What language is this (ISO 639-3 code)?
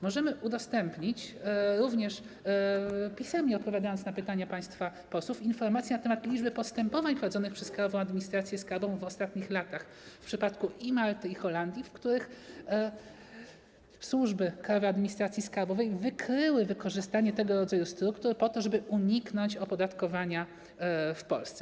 pol